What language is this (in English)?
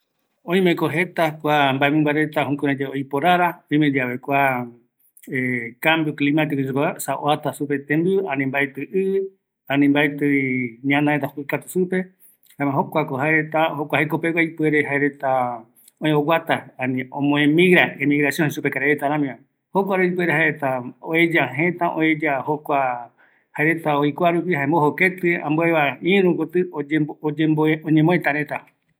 Eastern Bolivian Guaraní